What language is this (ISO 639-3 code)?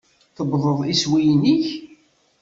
kab